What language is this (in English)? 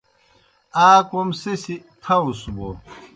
Kohistani Shina